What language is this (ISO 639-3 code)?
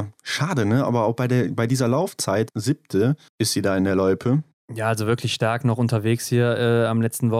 deu